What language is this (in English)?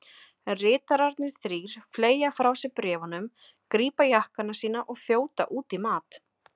Icelandic